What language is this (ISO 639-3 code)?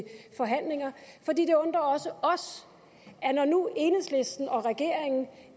dan